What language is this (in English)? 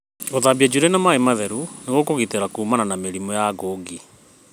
Kikuyu